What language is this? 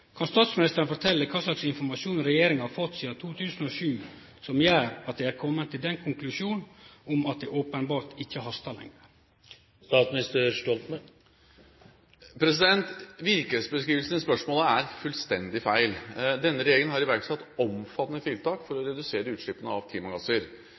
Norwegian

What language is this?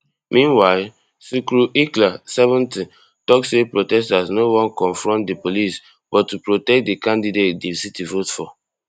Nigerian Pidgin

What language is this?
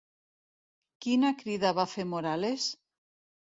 Catalan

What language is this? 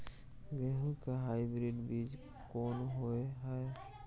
Maithili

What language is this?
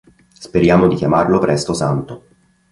Italian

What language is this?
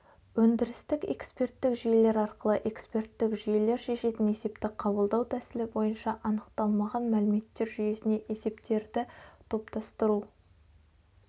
Kazakh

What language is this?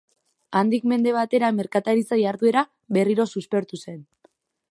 Basque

